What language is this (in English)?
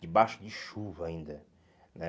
Portuguese